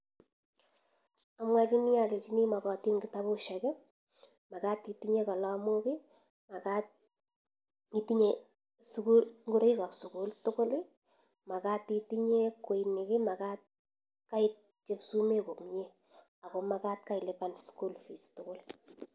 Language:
Kalenjin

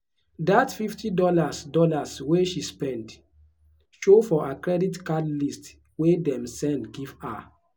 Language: Nigerian Pidgin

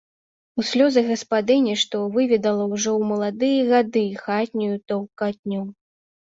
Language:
Belarusian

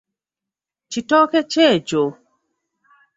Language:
Ganda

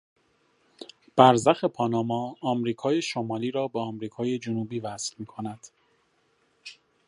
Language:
Persian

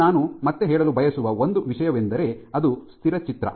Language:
Kannada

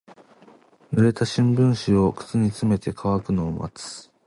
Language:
Japanese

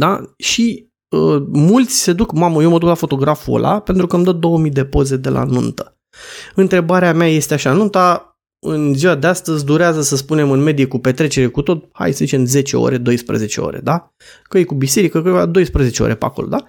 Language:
Romanian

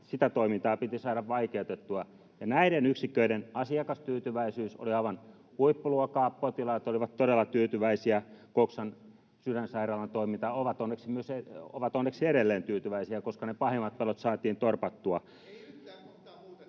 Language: Finnish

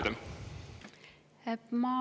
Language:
Estonian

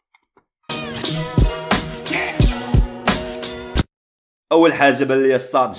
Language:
Arabic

